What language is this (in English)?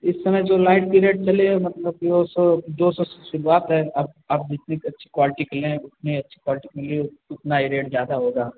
Hindi